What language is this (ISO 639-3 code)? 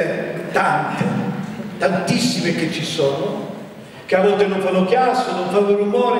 ita